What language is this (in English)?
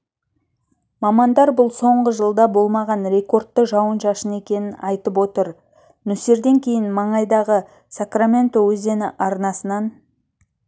Kazakh